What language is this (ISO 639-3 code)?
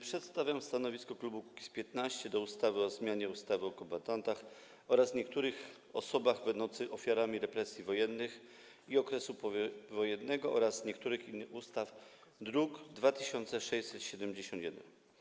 pol